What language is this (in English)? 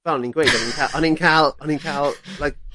Welsh